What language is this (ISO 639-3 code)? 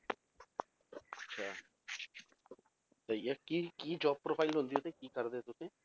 pan